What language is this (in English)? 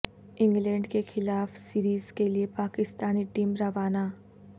Urdu